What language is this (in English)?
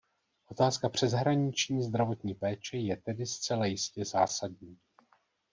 Czech